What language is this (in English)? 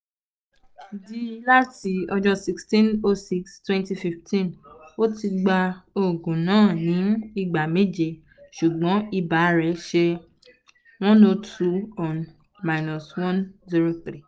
Yoruba